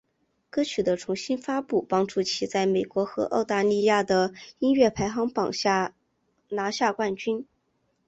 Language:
Chinese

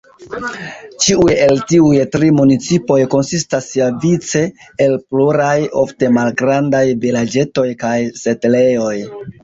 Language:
Esperanto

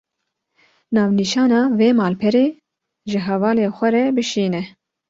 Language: Kurdish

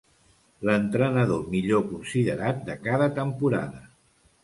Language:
Catalan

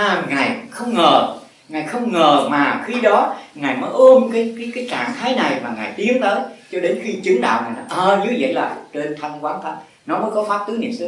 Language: Vietnamese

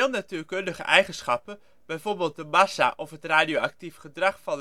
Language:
Dutch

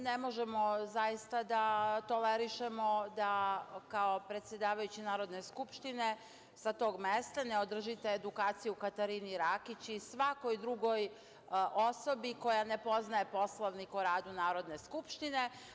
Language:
Serbian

